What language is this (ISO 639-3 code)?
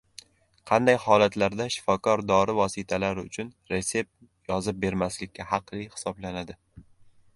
uzb